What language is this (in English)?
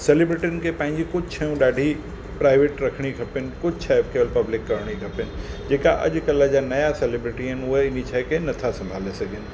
Sindhi